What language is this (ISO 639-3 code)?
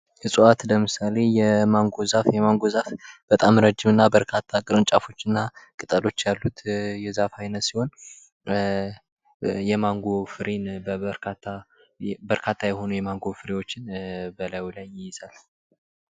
amh